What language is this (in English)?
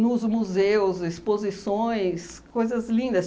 Portuguese